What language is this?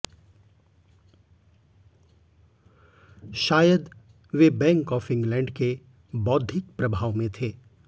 Hindi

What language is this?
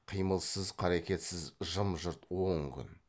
Kazakh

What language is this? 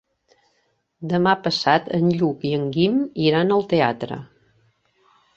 Catalan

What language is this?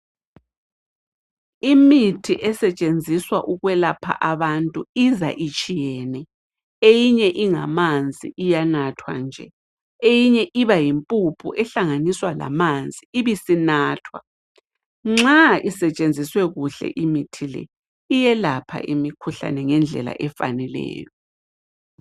North Ndebele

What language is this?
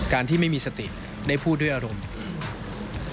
Thai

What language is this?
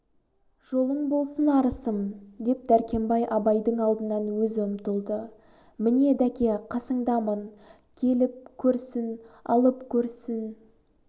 Kazakh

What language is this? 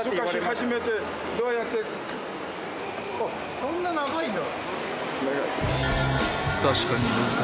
Japanese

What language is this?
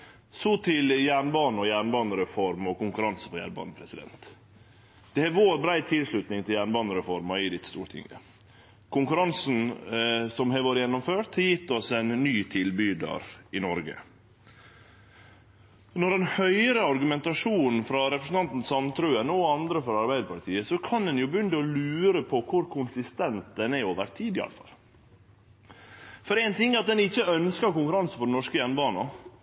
Norwegian Bokmål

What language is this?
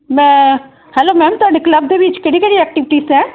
Punjabi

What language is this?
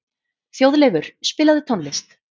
Icelandic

